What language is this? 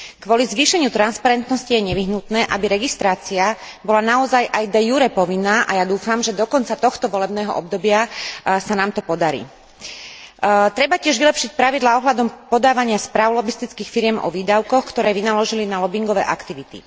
Slovak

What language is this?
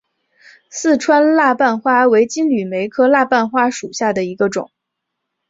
Chinese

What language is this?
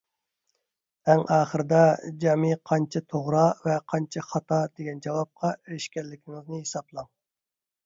Uyghur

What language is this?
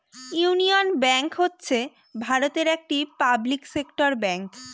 Bangla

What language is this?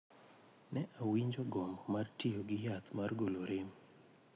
Luo (Kenya and Tanzania)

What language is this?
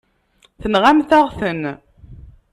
Kabyle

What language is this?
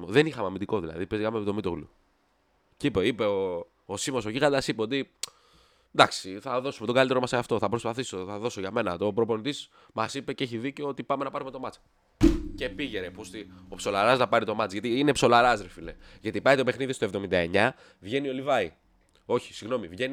Greek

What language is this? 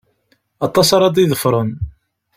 Kabyle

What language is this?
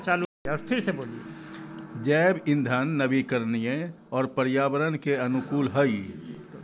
Magahi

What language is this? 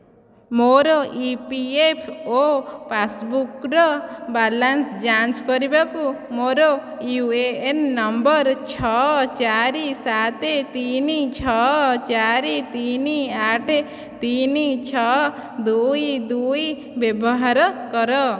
Odia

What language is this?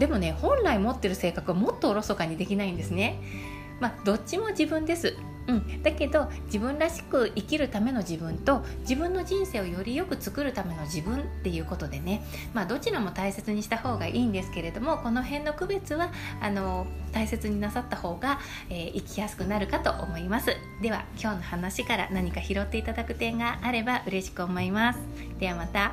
Japanese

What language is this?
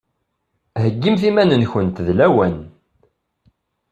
Kabyle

